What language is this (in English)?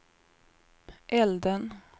Swedish